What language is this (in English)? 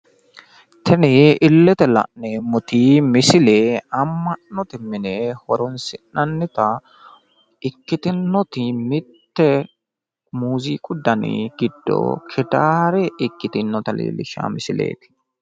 Sidamo